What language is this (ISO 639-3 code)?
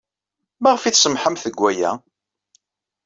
kab